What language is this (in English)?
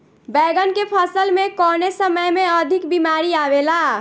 Bhojpuri